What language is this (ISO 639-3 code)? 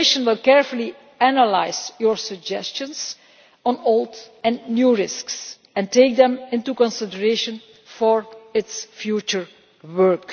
eng